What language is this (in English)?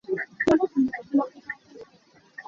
Hakha Chin